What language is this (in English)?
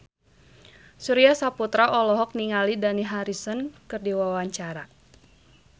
Sundanese